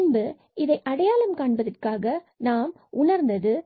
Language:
Tamil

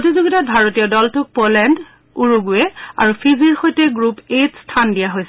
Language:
Assamese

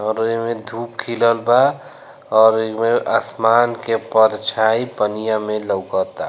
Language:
Bhojpuri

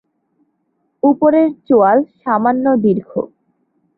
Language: Bangla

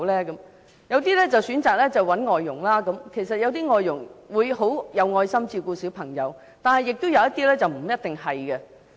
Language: Cantonese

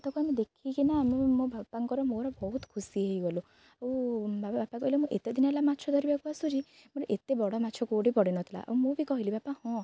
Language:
Odia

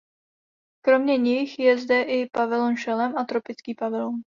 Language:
Czech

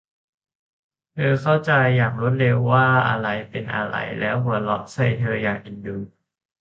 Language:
Thai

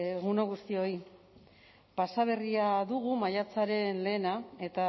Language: Basque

